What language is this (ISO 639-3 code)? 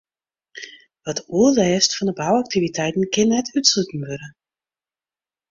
fry